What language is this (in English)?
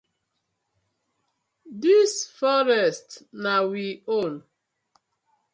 Nigerian Pidgin